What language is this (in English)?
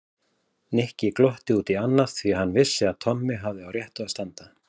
Icelandic